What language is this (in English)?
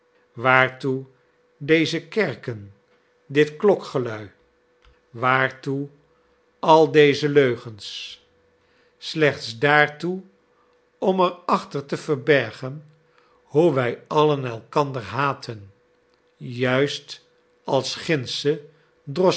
Dutch